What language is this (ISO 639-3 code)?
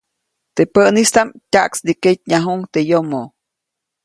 zoc